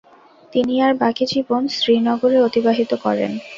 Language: Bangla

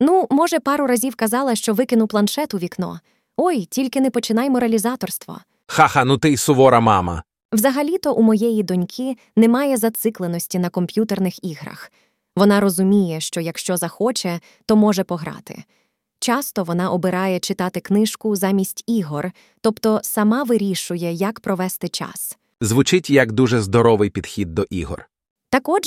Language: Ukrainian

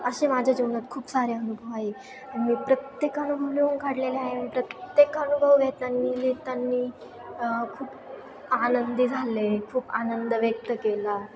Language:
Marathi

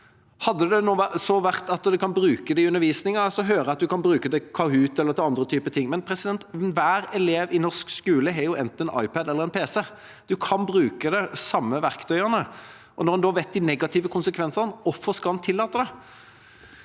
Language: Norwegian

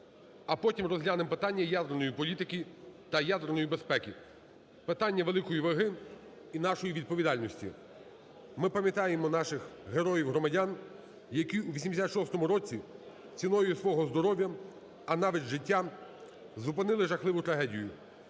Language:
Ukrainian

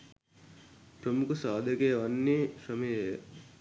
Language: Sinhala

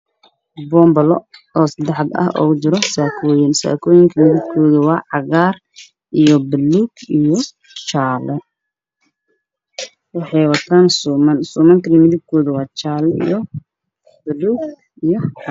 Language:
Somali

